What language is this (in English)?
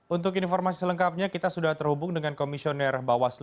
Indonesian